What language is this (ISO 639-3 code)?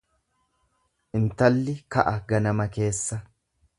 orm